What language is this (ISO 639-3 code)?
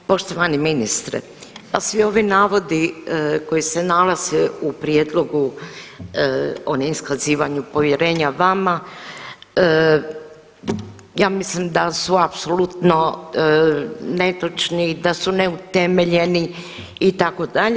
hrv